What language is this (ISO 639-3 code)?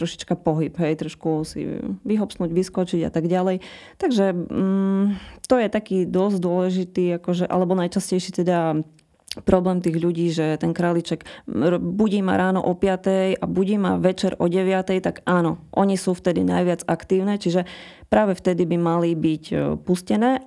slk